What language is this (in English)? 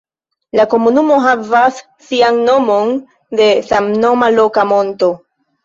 Esperanto